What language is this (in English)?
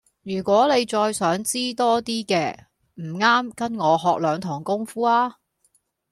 Cantonese